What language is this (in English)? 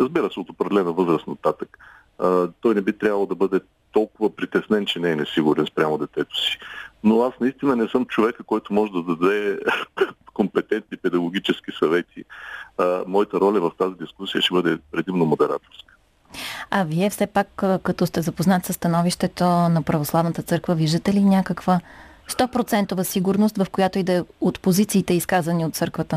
Bulgarian